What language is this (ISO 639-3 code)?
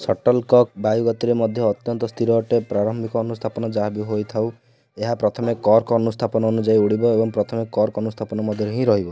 ori